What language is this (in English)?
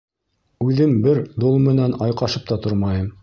Bashkir